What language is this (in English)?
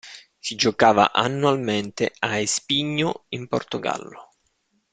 Italian